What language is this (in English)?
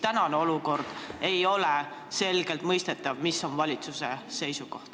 Estonian